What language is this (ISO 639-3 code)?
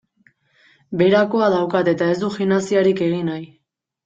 eus